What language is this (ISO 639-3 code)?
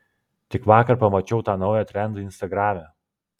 lit